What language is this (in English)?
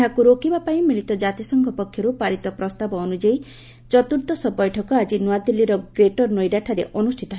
Odia